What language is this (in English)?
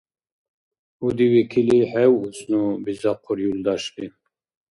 Dargwa